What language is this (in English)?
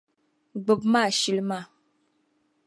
Dagbani